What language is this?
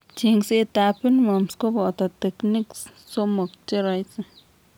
Kalenjin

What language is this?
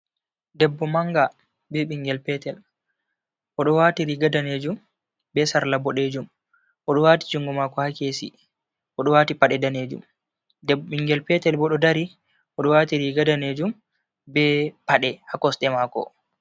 Fula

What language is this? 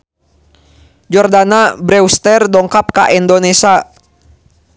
Sundanese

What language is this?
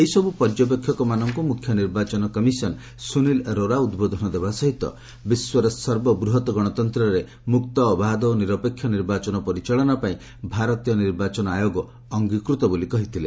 Odia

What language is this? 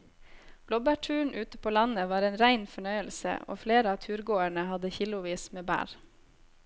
Norwegian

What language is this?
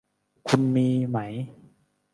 Thai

